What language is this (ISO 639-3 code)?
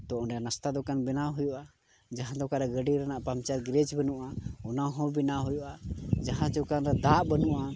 sat